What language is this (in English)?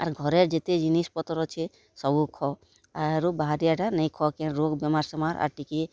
Odia